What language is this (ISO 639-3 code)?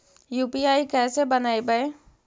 mag